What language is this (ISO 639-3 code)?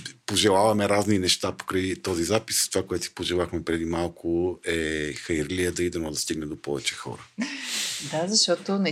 bul